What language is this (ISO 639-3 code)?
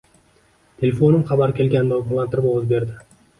uzb